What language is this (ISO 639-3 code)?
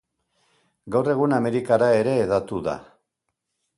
eus